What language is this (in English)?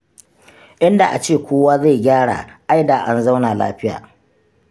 Hausa